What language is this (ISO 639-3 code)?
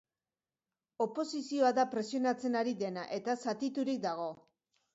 eus